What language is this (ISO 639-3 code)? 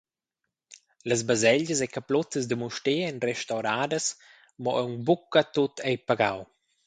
roh